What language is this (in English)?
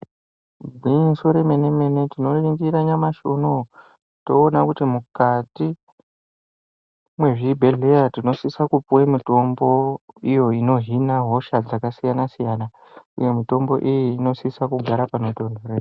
Ndau